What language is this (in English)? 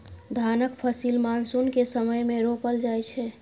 Maithili